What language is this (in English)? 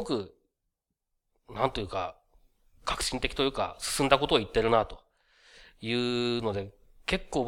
Japanese